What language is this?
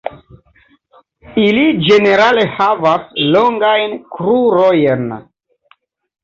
Esperanto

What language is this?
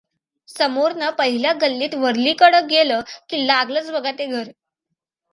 Marathi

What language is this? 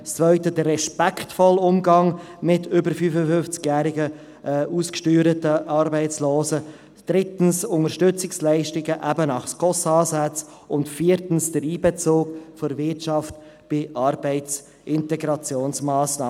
Swiss German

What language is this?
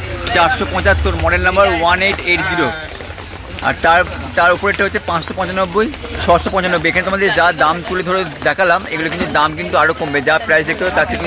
Bangla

